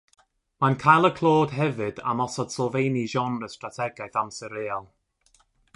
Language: Welsh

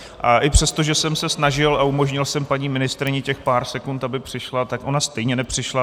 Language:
Czech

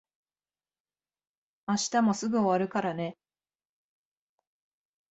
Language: Japanese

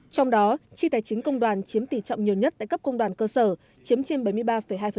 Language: Vietnamese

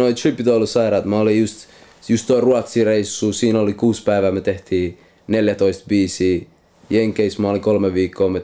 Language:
Finnish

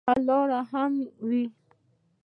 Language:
Pashto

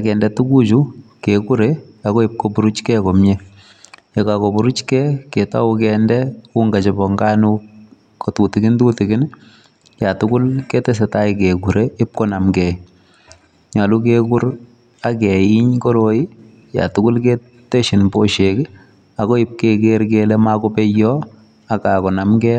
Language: Kalenjin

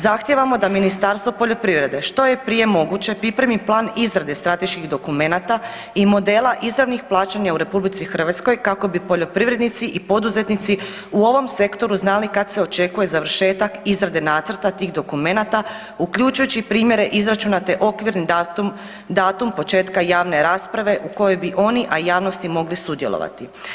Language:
Croatian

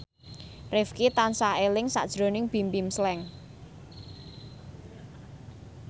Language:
Javanese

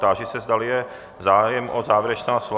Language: Czech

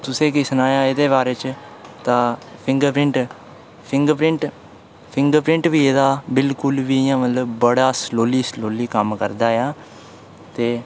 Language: Dogri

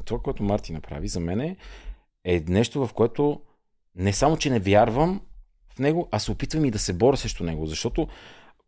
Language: Bulgarian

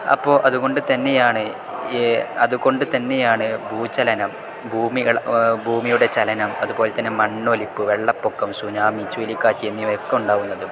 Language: Malayalam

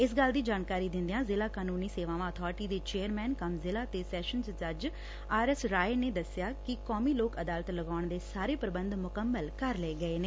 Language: Punjabi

